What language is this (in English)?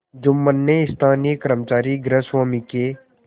Hindi